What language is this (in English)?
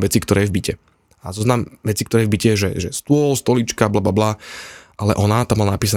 Slovak